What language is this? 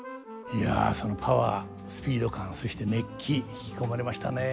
Japanese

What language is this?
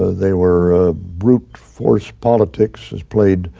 English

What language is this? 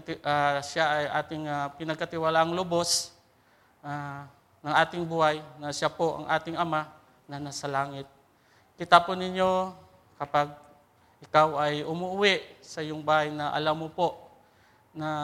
Filipino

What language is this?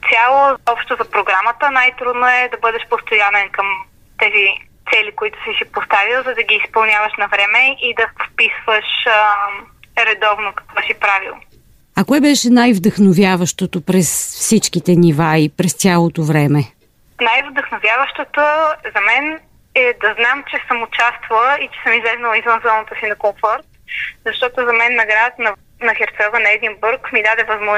Bulgarian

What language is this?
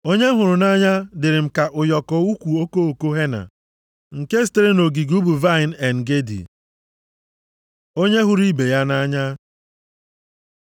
Igbo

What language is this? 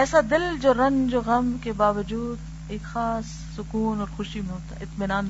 Urdu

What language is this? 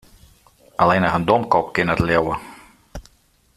Western Frisian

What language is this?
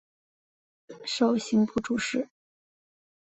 Chinese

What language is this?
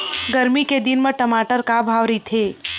Chhattisgarhi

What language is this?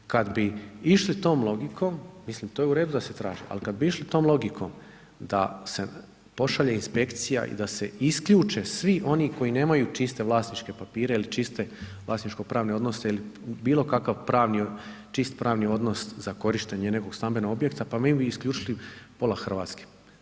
Croatian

